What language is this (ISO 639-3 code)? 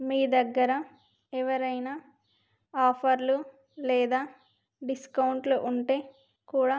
tel